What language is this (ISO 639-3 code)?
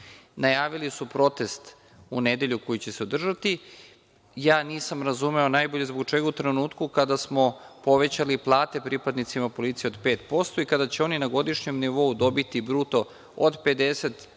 srp